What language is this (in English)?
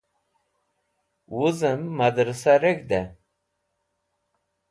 Wakhi